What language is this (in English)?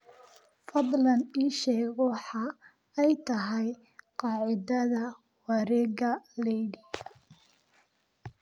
Somali